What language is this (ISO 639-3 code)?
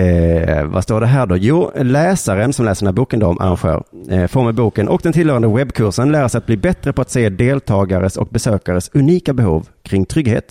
swe